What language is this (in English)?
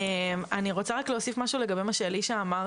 Hebrew